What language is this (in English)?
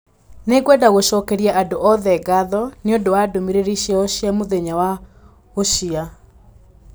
Kikuyu